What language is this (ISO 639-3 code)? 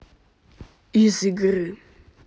rus